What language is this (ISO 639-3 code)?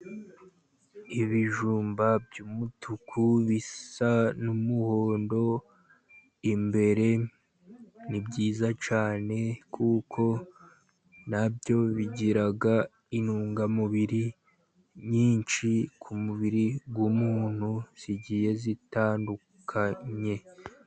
kin